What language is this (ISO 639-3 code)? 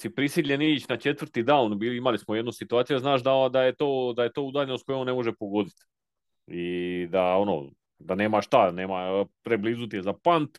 hrv